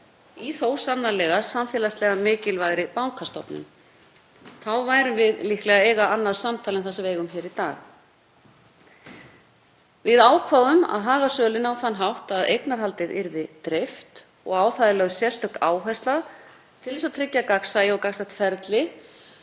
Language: Icelandic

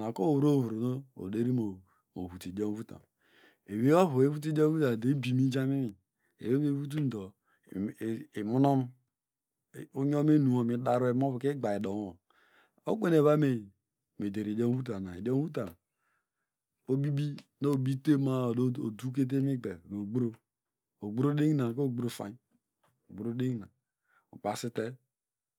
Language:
Degema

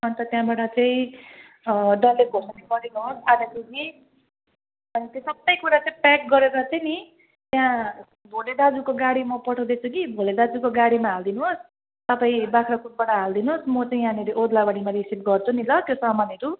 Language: Nepali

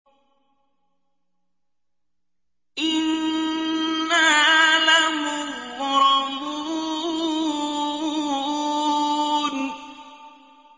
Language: Arabic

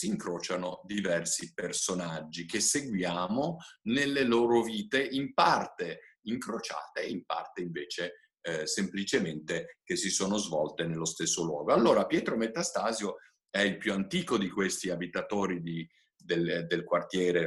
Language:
Italian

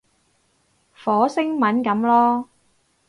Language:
Cantonese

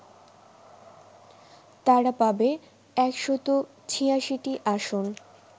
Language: Bangla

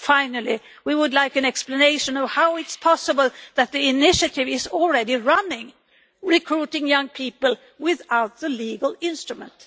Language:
English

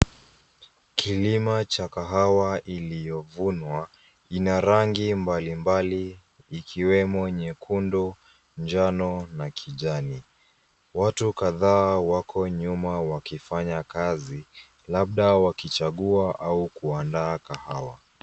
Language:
Swahili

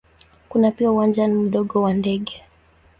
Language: Swahili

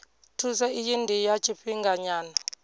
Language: Venda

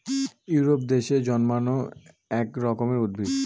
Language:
Bangla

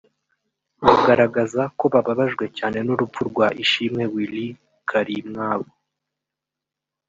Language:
Kinyarwanda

